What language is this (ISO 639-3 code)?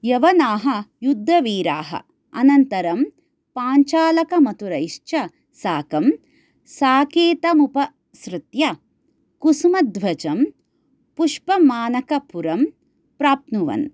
san